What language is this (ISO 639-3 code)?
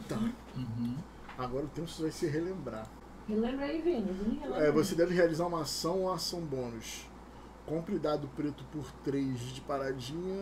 por